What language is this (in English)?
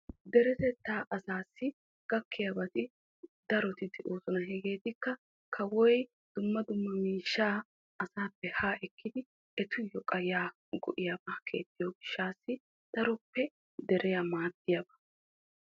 Wolaytta